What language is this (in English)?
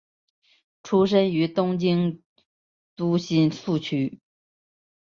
Chinese